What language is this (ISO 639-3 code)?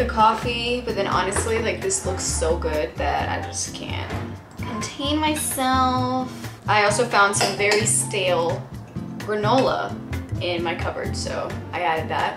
eng